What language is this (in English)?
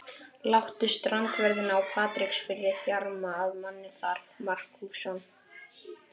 Icelandic